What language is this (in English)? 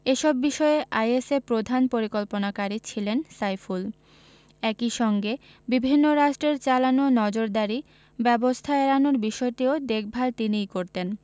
Bangla